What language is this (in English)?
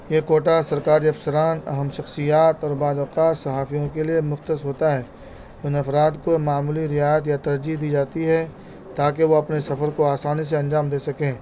Urdu